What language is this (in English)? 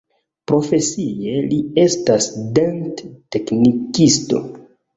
Esperanto